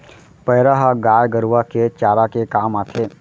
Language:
Chhattisgarhi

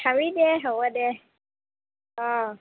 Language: Assamese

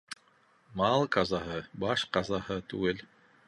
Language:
Bashkir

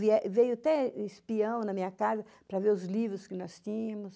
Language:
Portuguese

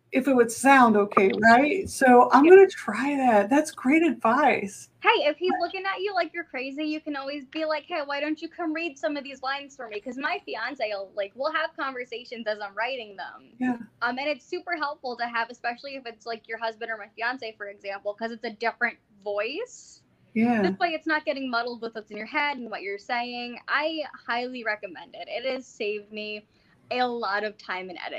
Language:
English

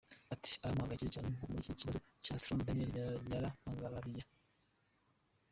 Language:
Kinyarwanda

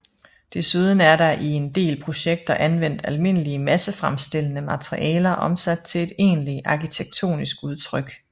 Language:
Danish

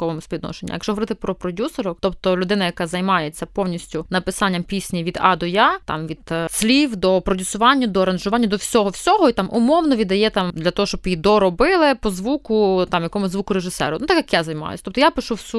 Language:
Ukrainian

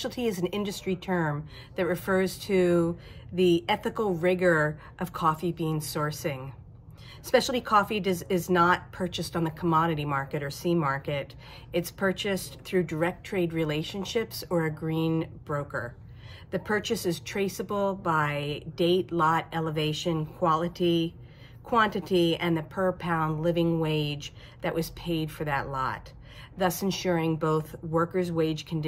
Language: English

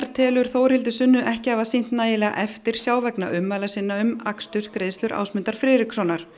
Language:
Icelandic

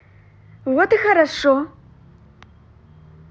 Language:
Russian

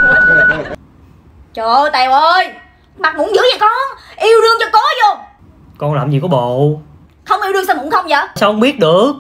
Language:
Vietnamese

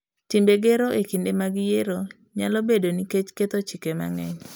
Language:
Luo (Kenya and Tanzania)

